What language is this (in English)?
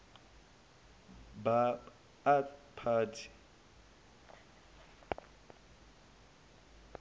Zulu